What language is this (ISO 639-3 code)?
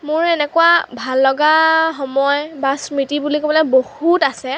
asm